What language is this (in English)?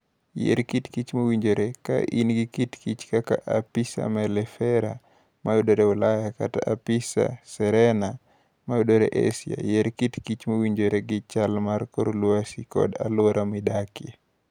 Luo (Kenya and Tanzania)